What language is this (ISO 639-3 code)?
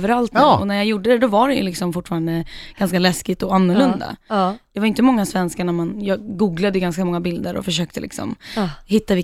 swe